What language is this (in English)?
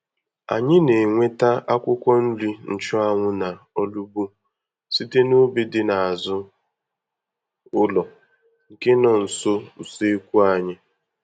Igbo